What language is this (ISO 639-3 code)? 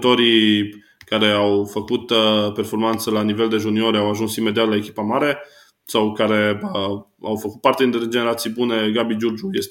ron